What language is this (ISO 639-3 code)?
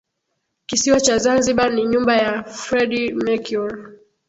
swa